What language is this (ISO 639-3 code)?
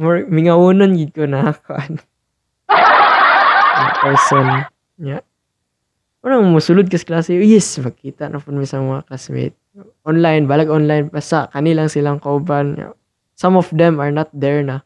fil